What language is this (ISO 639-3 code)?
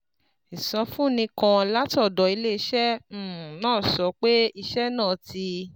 yor